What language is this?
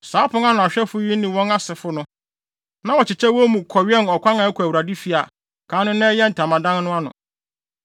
Akan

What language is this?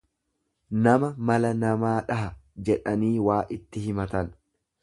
Oromo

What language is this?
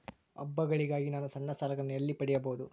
Kannada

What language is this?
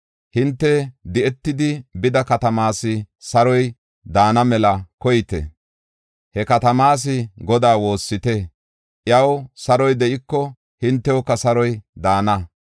Gofa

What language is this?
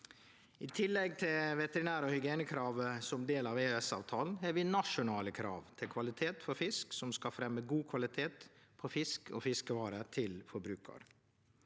Norwegian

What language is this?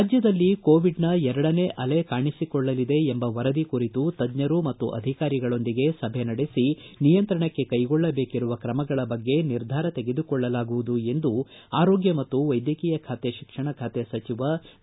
Kannada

